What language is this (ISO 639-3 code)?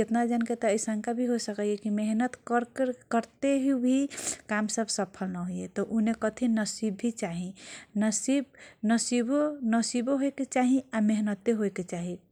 thq